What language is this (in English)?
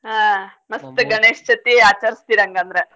Kannada